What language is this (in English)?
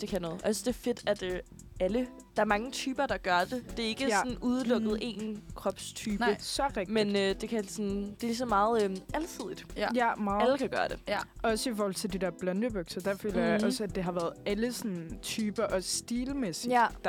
Danish